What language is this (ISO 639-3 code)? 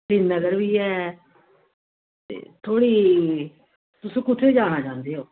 doi